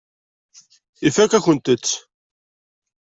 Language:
Kabyle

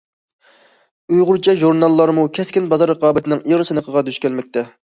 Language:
Uyghur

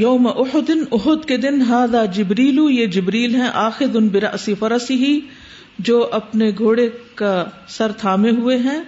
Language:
Urdu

